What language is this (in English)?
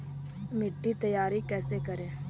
Magahi